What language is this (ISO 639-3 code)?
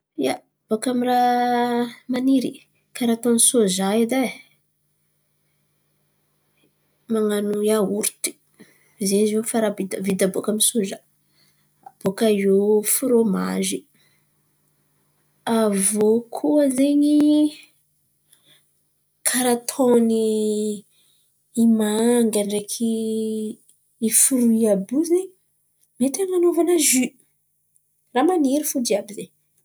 xmv